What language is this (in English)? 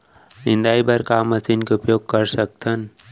Chhattisgarhi